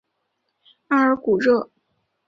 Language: Chinese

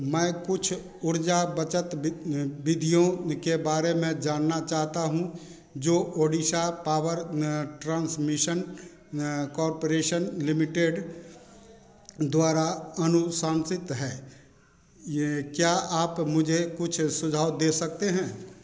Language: Hindi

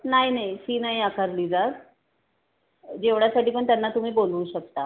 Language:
Marathi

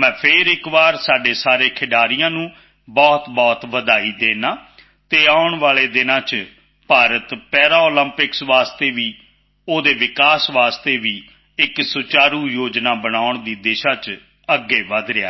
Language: Punjabi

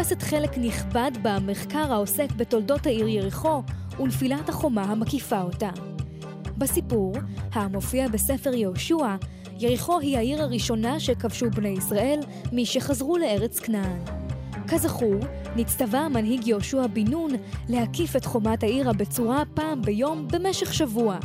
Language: Hebrew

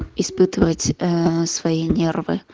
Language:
Russian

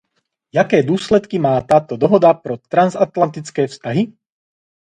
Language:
Czech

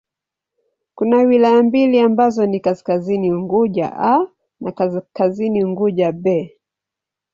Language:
Swahili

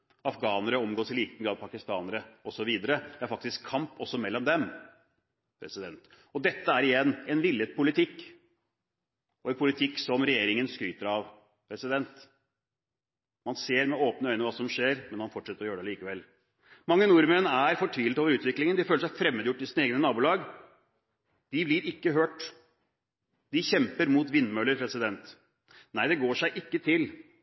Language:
Norwegian Bokmål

